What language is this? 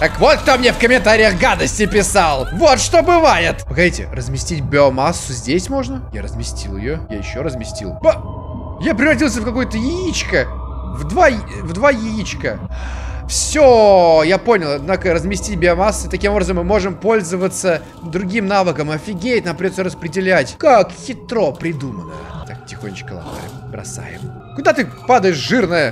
Russian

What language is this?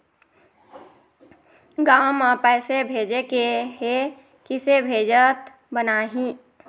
Chhattisgarhi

